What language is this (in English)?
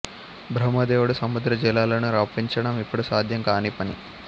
Telugu